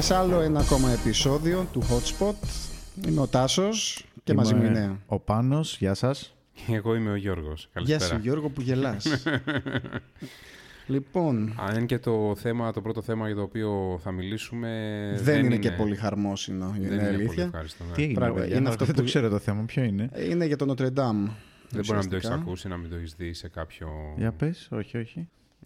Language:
Greek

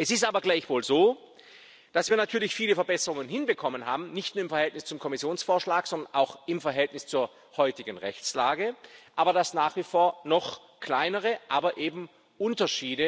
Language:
German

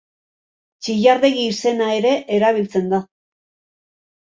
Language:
Basque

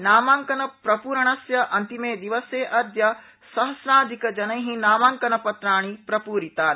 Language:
Sanskrit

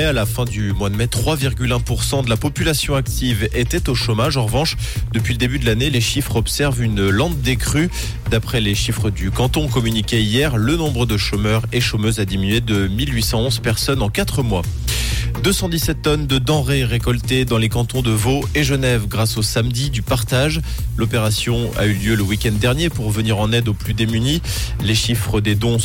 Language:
French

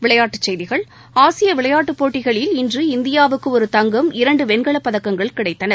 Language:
Tamil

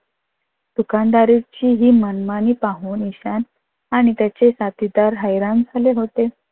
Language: Marathi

